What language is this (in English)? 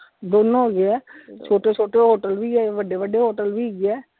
Punjabi